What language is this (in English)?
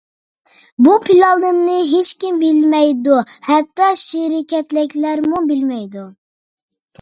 Uyghur